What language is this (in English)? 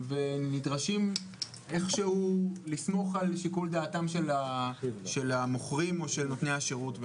Hebrew